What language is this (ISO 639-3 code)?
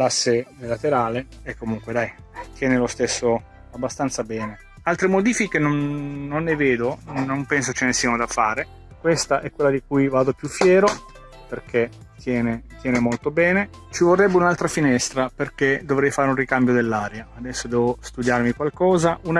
ita